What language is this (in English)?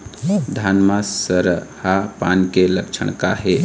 Chhattisgarhi